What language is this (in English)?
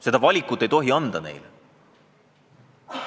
Estonian